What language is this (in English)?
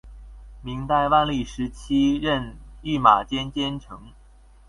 Chinese